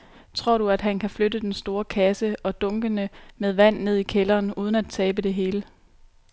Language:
Danish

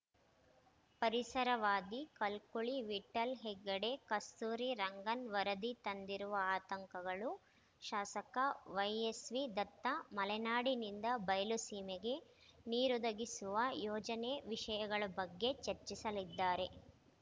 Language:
Kannada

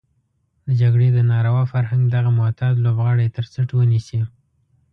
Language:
Pashto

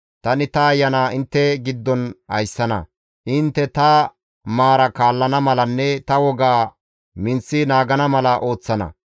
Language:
Gamo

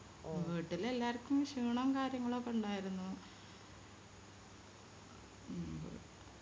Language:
Malayalam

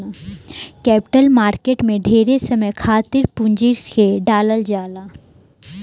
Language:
Bhojpuri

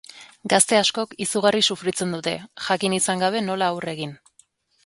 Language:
Basque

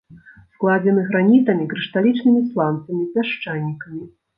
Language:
Belarusian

